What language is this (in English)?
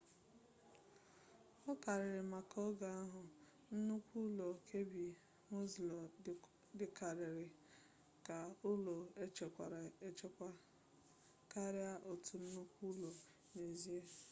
Igbo